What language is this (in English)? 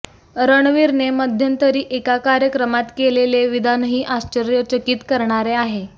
Marathi